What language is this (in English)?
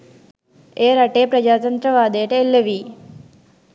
Sinhala